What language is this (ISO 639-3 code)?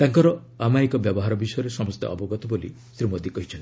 ori